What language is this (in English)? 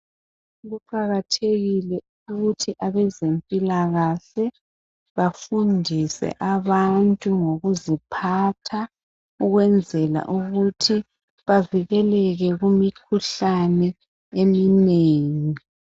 North Ndebele